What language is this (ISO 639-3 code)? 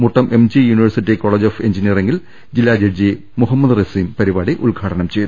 mal